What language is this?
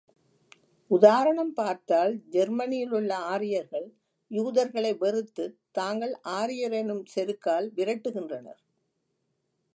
Tamil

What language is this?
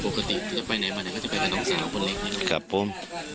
Thai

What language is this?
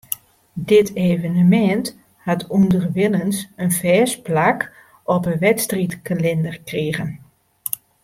Western Frisian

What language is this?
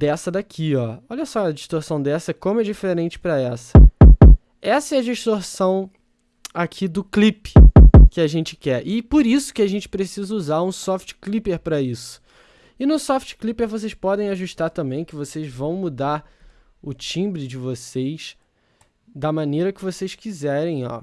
Portuguese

